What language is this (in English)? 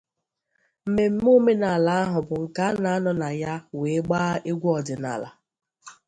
Igbo